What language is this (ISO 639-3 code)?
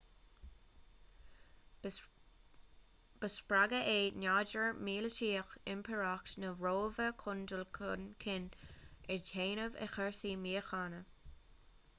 gle